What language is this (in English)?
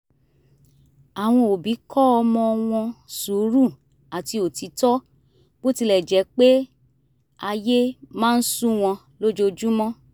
Yoruba